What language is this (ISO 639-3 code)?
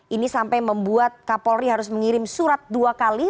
ind